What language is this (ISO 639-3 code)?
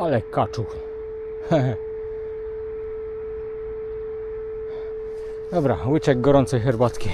pol